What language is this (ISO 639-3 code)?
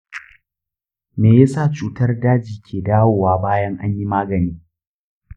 hau